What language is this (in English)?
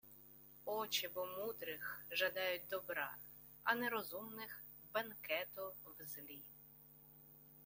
Ukrainian